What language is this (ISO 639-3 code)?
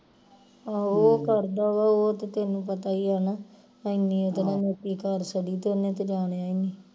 pan